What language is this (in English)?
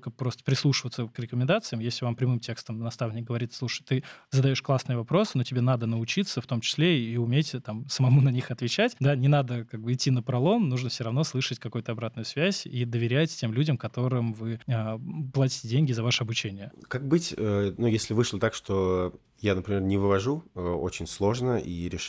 Russian